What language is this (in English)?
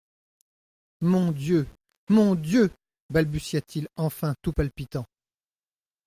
French